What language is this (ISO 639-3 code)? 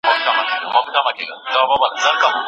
pus